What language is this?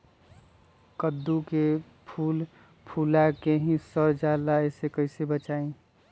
Magahi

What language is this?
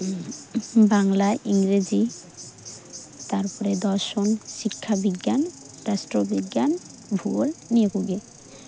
Santali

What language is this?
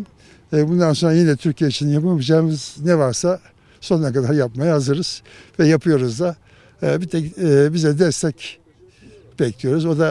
Turkish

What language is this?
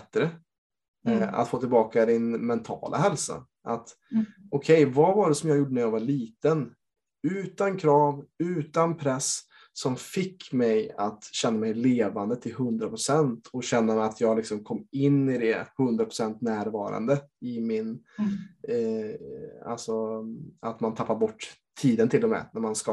Swedish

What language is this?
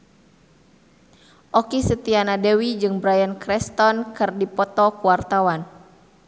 Sundanese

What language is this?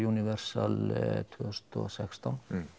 Icelandic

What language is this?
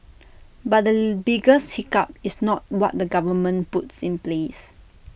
English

